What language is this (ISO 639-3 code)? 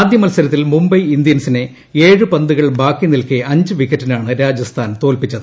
mal